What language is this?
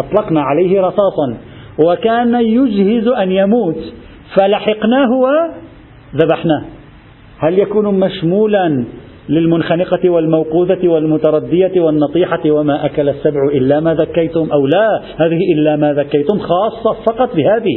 Arabic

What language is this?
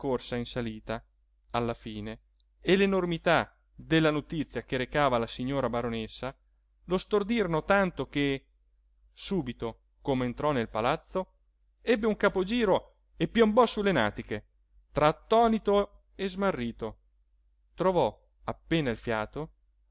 Italian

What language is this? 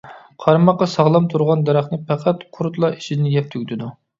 Uyghur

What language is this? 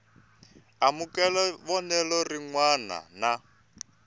Tsonga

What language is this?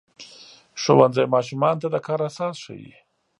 Pashto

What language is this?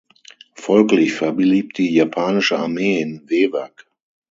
German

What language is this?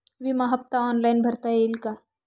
Marathi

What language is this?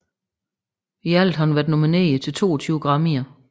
Danish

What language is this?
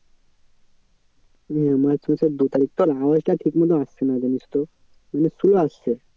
Bangla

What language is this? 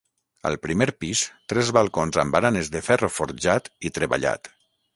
Catalan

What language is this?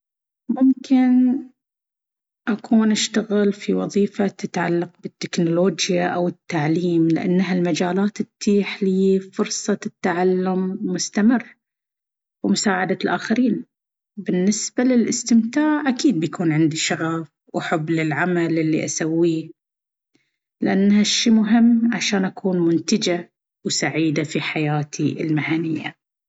Baharna Arabic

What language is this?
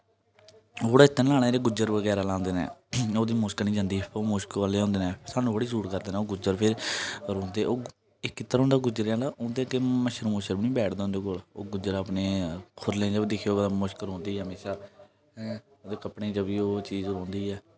Dogri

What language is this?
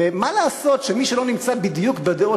Hebrew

